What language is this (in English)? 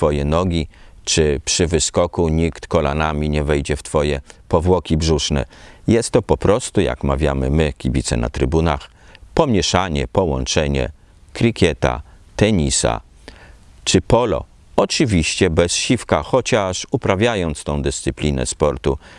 Polish